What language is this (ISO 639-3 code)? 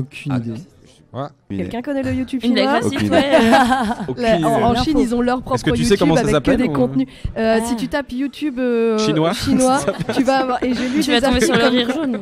fra